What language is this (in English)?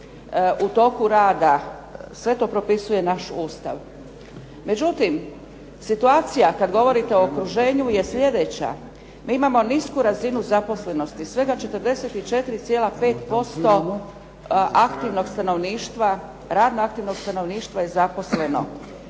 Croatian